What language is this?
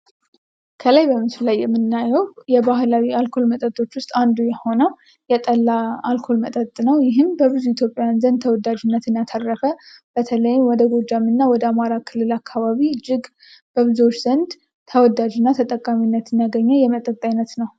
Amharic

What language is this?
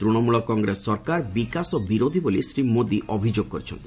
Odia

